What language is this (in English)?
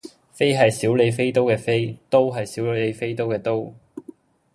Cantonese